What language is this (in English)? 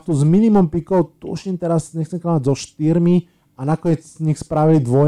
Slovak